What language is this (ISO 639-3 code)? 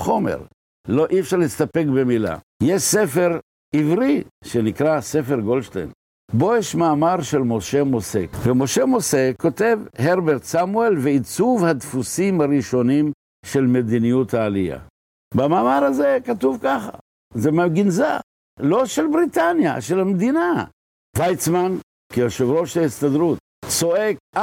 heb